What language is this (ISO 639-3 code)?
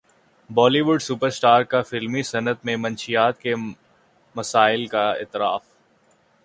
urd